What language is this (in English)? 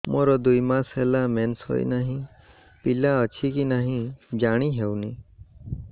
Odia